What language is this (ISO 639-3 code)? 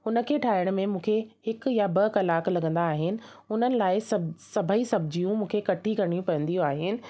snd